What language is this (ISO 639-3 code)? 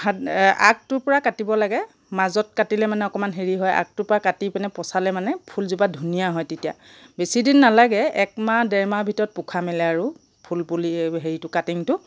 asm